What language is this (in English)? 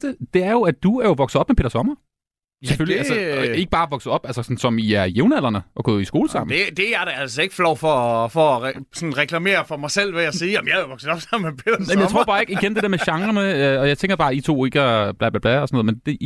Danish